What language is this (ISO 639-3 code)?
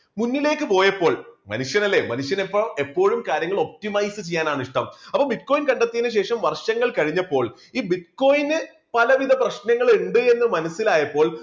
mal